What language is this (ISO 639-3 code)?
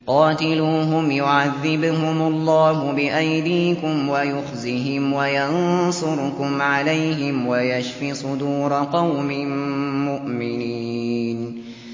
ara